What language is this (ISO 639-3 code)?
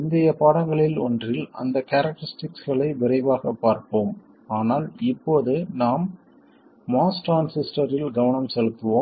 tam